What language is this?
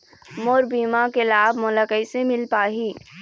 Chhattisgarhi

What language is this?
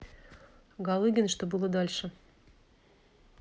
Russian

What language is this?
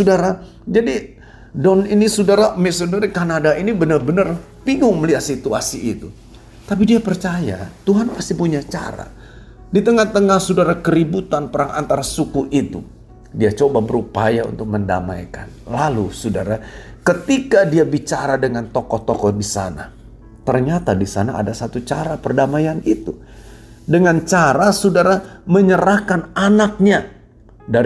Indonesian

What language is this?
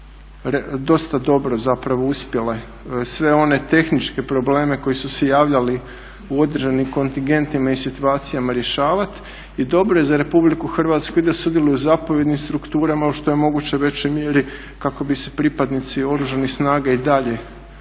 Croatian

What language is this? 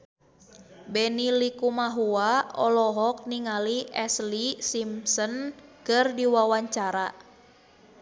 Sundanese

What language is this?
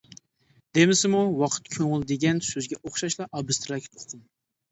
Uyghur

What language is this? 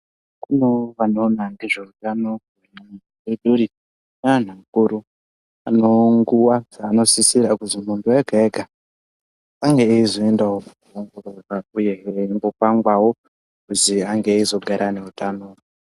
Ndau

